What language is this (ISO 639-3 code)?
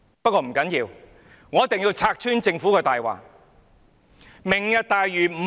yue